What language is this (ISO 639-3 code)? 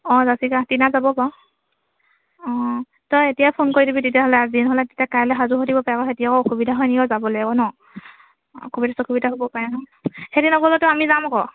asm